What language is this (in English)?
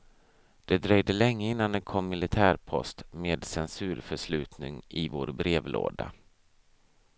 Swedish